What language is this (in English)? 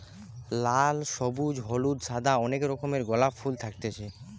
Bangla